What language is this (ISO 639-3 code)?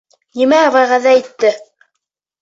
bak